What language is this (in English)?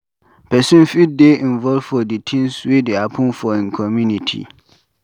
Nigerian Pidgin